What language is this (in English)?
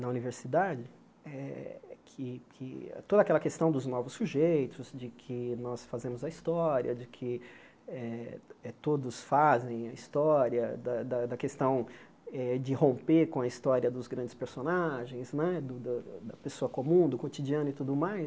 Portuguese